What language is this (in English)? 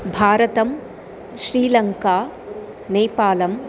Sanskrit